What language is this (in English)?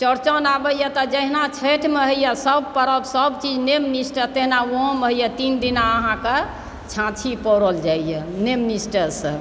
Maithili